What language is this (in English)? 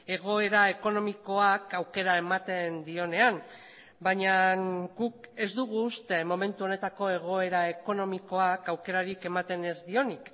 Basque